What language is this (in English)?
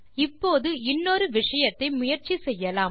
Tamil